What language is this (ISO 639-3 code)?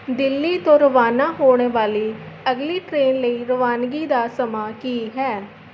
pan